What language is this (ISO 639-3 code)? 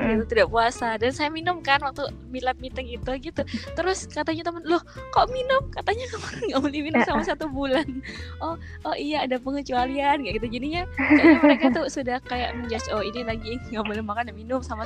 ind